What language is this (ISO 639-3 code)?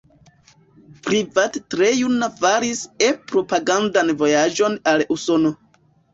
epo